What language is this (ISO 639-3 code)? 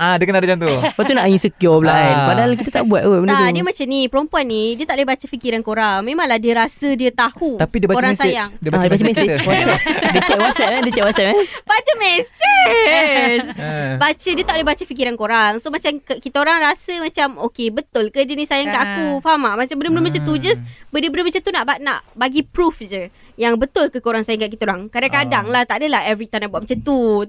msa